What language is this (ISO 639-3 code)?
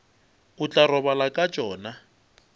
nso